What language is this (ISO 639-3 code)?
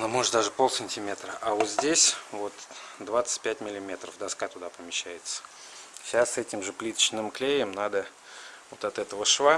rus